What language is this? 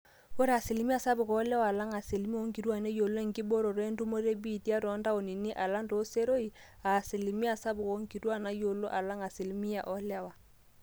Masai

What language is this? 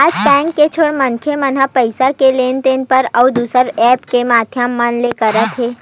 Chhattisgarhi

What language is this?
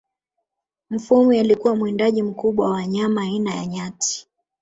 Swahili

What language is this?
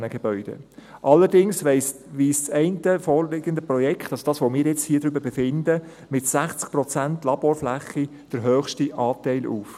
Swiss German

